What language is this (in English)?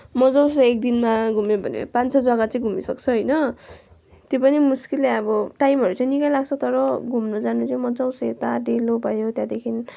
Nepali